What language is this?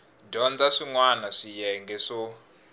Tsonga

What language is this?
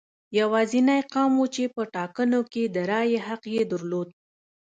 Pashto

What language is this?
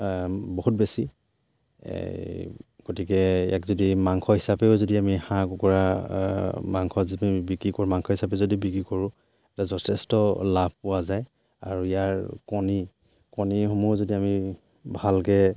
Assamese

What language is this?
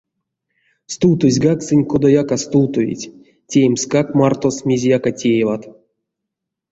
Erzya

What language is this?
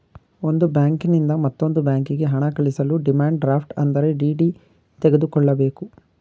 Kannada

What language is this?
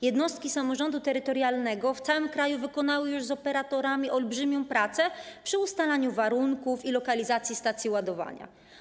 Polish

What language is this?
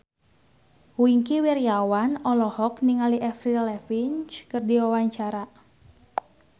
Sundanese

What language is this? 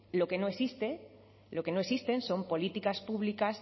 Spanish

